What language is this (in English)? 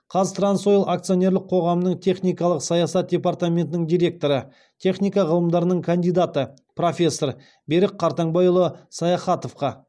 Kazakh